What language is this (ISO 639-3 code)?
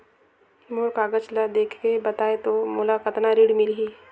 hne